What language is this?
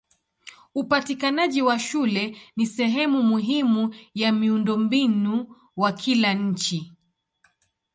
Swahili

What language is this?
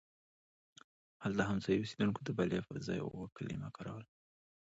Pashto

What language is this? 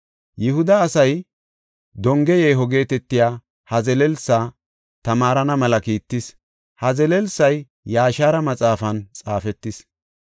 Gofa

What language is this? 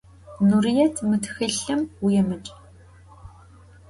Adyghe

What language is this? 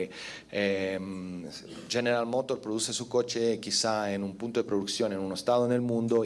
Spanish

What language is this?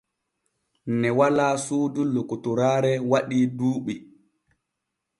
Borgu Fulfulde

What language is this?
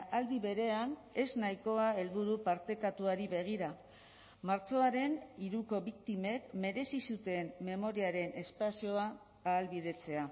Basque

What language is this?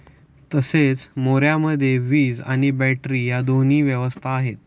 Marathi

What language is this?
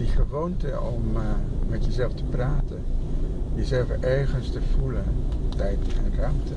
Dutch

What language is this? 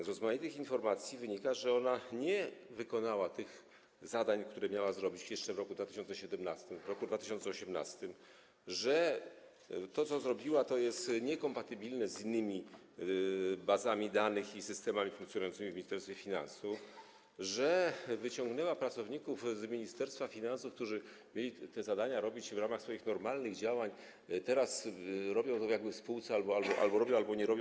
Polish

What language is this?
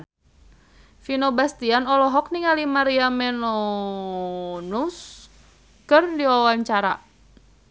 Sundanese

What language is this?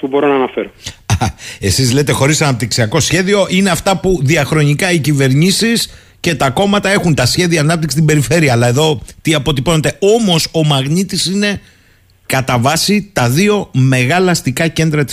Greek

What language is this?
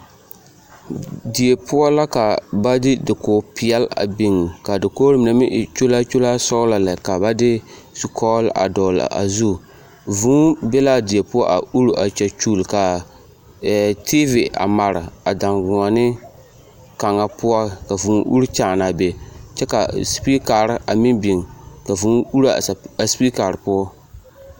Southern Dagaare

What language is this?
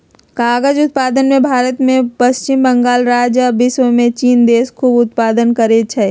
Magahi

